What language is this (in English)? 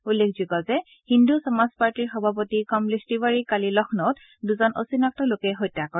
Assamese